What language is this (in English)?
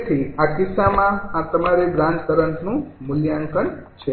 Gujarati